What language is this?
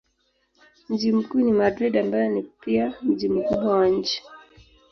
Swahili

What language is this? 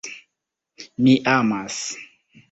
Esperanto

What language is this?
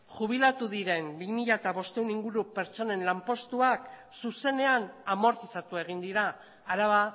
Basque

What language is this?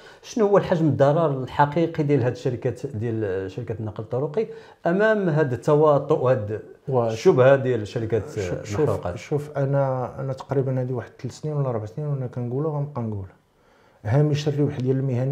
Arabic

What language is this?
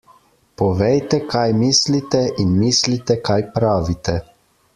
Slovenian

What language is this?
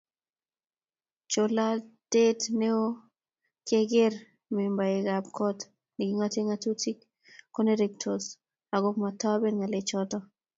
Kalenjin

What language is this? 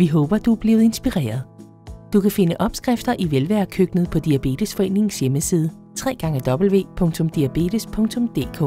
Danish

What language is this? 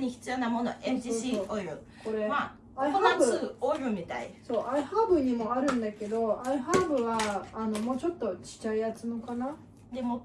Japanese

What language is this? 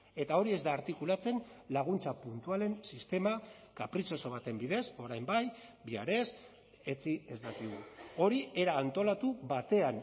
Basque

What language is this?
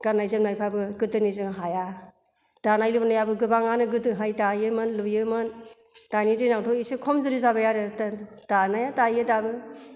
Bodo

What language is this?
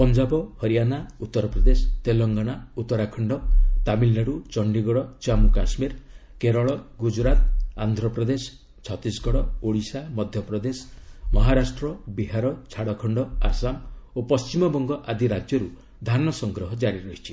Odia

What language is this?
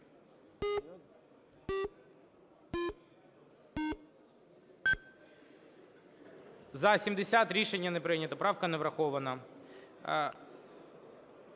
Ukrainian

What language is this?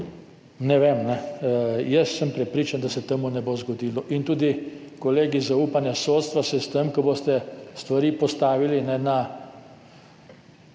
Slovenian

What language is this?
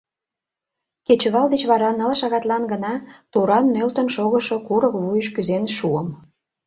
Mari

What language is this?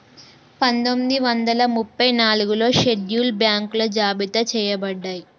Telugu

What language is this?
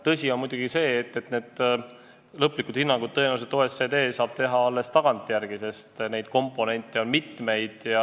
Estonian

